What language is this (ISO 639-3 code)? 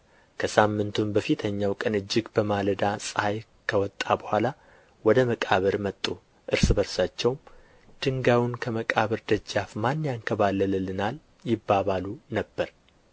amh